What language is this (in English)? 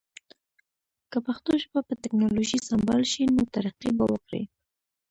Pashto